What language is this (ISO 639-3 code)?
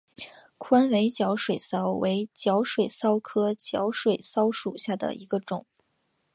zho